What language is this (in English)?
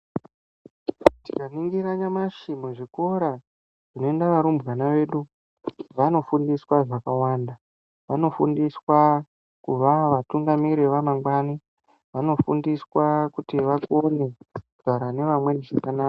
Ndau